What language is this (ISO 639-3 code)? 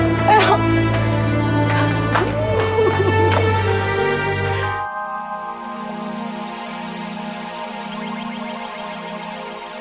ind